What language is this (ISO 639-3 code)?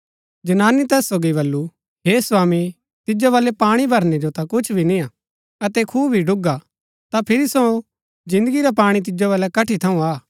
gbk